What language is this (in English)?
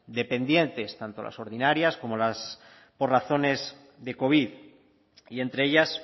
Spanish